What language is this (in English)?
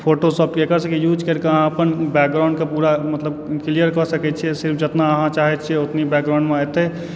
Maithili